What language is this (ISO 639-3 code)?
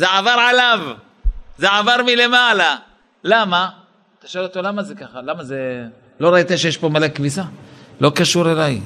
heb